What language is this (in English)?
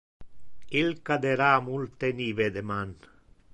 Interlingua